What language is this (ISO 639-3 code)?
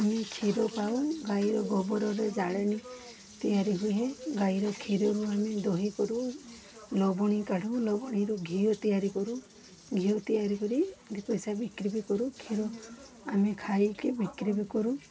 ori